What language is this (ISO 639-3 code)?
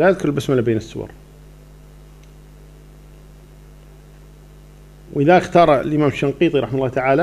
ara